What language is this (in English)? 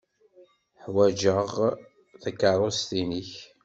Kabyle